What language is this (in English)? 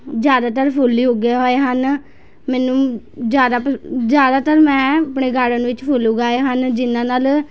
Punjabi